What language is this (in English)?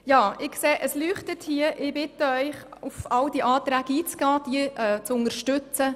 Swiss German